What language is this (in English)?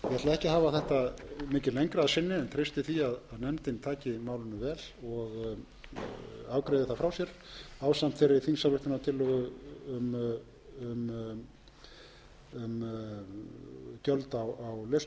Icelandic